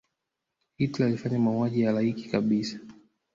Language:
Swahili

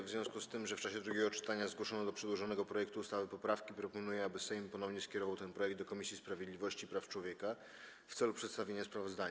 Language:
Polish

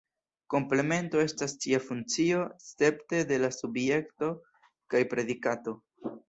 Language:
Esperanto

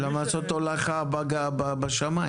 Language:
Hebrew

